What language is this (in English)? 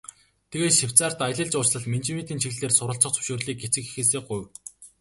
Mongolian